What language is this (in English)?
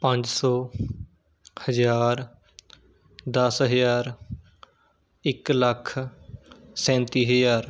Punjabi